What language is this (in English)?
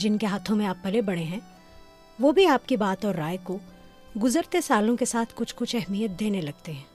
Urdu